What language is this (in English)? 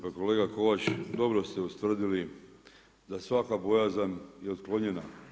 Croatian